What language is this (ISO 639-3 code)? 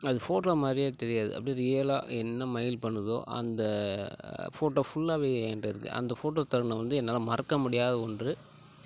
tam